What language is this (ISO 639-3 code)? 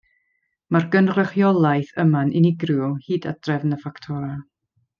cym